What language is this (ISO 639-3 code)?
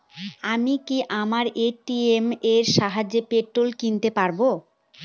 ben